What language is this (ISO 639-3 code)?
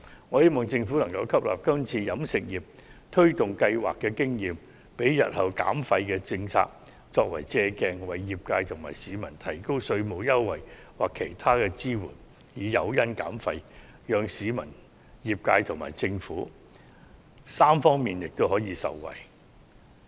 yue